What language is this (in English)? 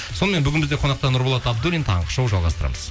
Kazakh